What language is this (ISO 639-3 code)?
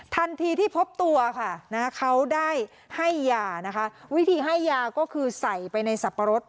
tha